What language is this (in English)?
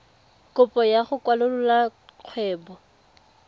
Tswana